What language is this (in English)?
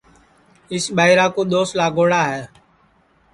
Sansi